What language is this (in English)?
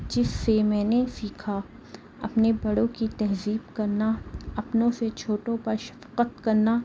Urdu